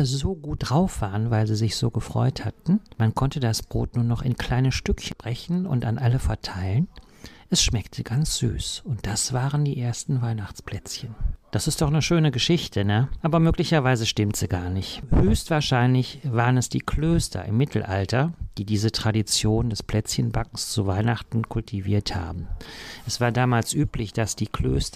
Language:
German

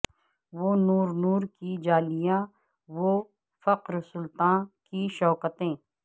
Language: Urdu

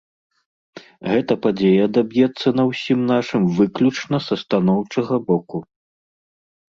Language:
Belarusian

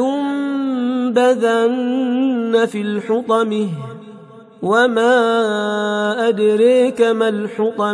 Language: Arabic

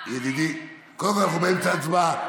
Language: Hebrew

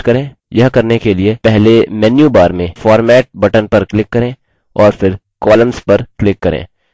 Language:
Hindi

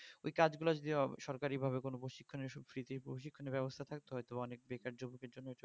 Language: Bangla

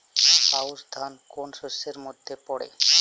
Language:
Bangla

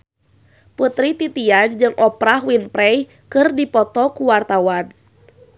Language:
Sundanese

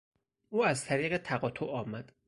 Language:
Persian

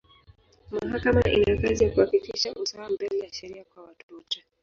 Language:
Swahili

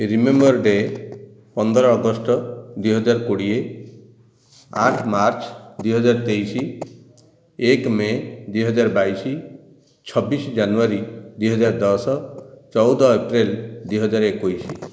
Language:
Odia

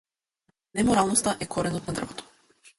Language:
Macedonian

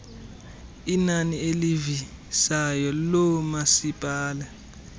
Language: Xhosa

